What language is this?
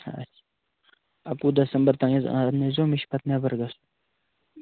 Kashmiri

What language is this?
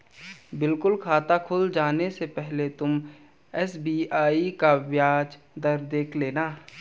Hindi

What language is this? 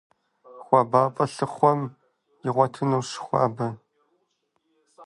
Kabardian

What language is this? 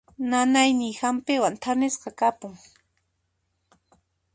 Puno Quechua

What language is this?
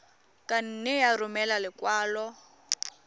Tswana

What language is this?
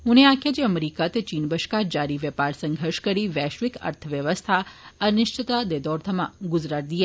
Dogri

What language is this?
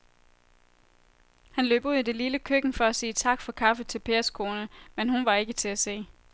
Danish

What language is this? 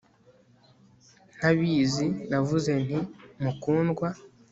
Kinyarwanda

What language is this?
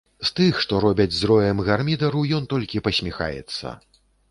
Belarusian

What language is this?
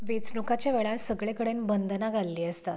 Konkani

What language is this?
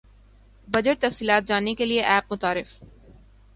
Urdu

